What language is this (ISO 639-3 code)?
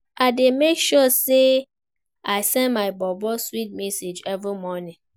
pcm